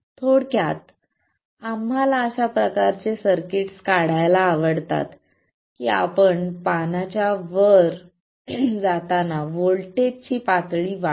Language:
Marathi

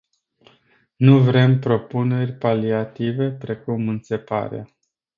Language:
Romanian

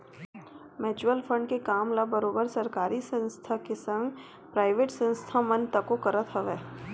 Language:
Chhattisgarhi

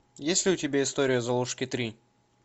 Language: Russian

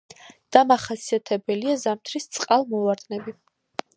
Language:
Georgian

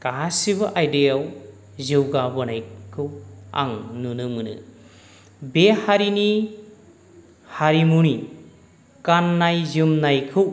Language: Bodo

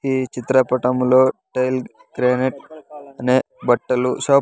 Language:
Telugu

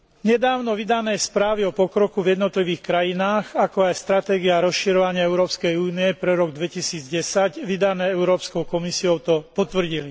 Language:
Slovak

